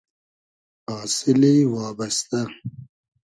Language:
Hazaragi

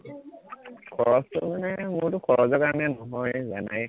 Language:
Assamese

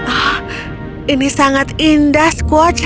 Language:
Indonesian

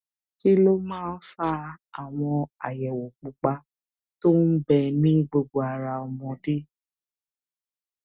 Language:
Yoruba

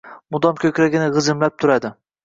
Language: Uzbek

